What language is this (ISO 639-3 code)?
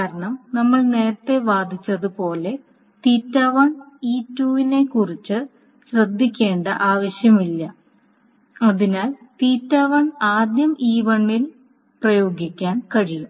mal